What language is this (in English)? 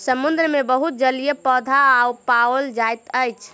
Maithili